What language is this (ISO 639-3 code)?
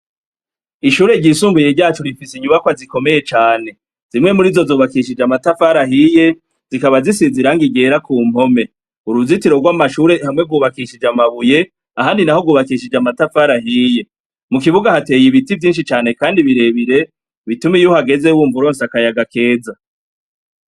run